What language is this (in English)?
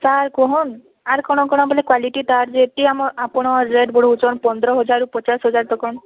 Odia